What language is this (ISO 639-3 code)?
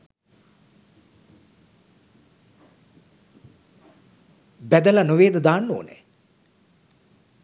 sin